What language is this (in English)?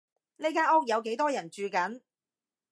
Cantonese